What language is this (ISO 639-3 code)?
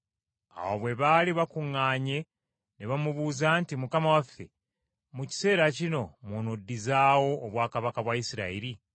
lug